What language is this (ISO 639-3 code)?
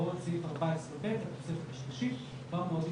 heb